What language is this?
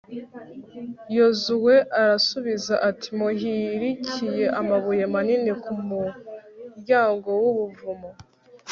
Kinyarwanda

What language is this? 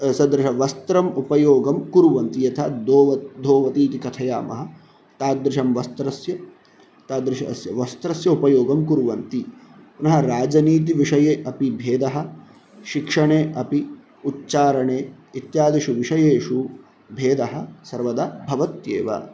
Sanskrit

